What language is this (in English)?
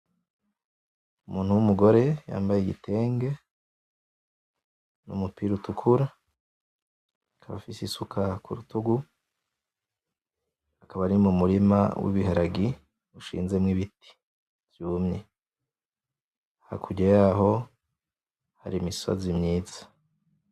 Rundi